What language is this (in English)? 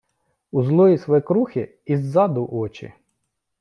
Ukrainian